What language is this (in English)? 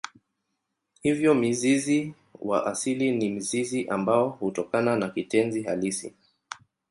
Swahili